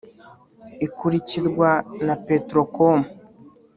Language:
Kinyarwanda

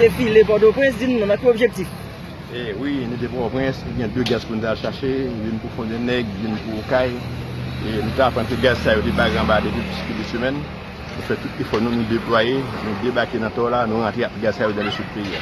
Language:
French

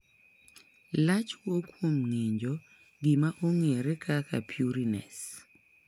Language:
Luo (Kenya and Tanzania)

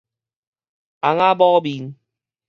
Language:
Min Nan Chinese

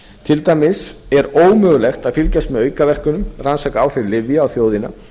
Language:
Icelandic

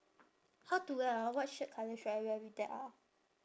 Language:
English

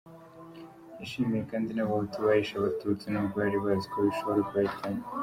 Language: Kinyarwanda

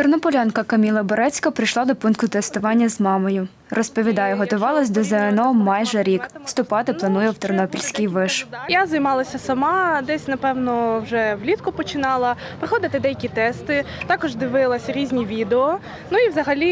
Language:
Ukrainian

